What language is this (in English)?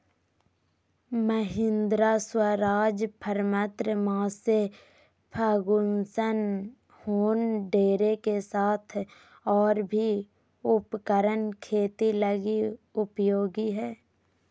Magahi